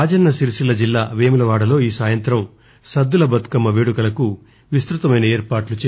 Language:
Telugu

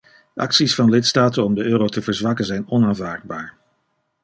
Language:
Dutch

